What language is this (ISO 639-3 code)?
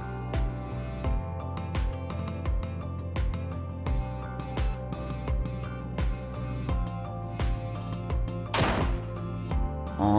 jpn